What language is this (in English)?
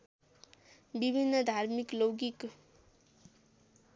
Nepali